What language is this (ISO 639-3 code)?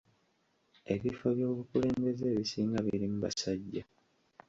lug